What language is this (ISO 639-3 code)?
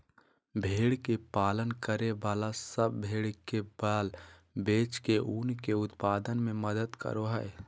mag